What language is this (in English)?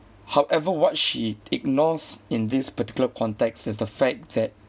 English